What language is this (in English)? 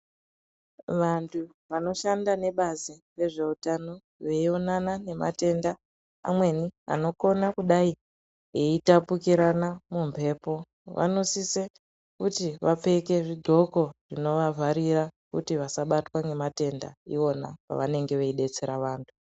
Ndau